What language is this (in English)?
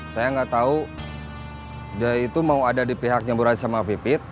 Indonesian